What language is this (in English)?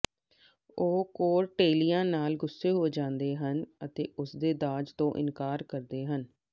Punjabi